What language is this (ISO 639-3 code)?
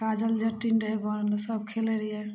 mai